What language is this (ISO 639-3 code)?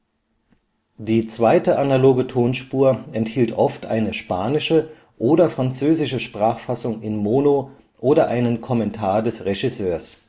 deu